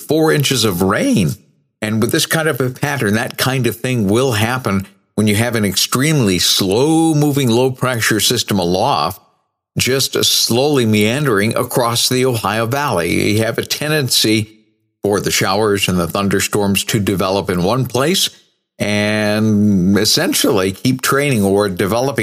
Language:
English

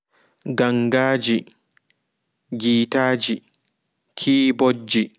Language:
Fula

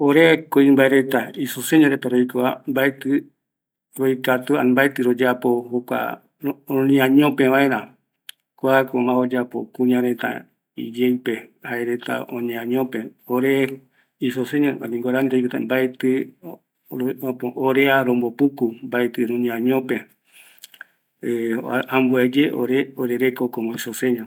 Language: Eastern Bolivian Guaraní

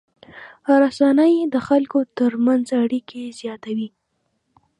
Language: Pashto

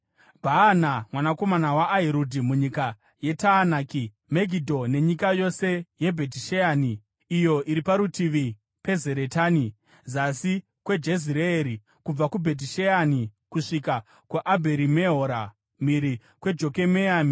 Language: Shona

